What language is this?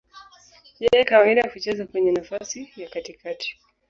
Swahili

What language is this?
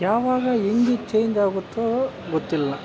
Kannada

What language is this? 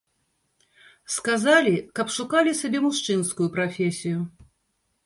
Belarusian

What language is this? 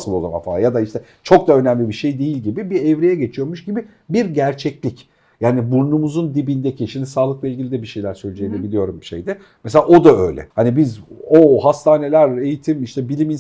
Turkish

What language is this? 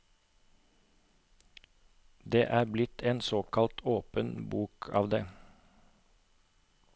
Norwegian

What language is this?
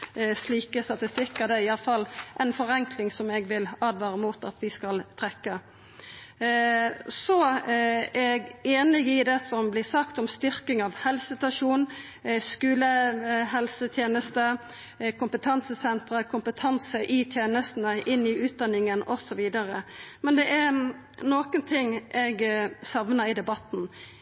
Norwegian Nynorsk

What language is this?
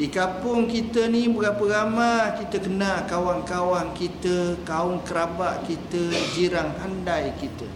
Malay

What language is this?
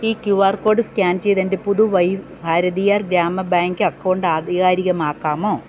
Malayalam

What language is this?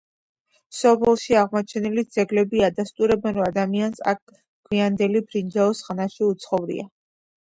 Georgian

